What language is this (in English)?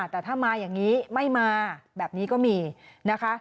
Thai